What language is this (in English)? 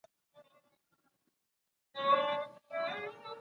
Pashto